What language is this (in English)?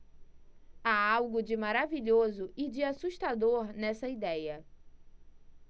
Portuguese